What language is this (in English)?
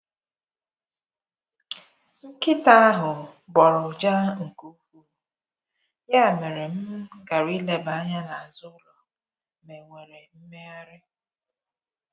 Igbo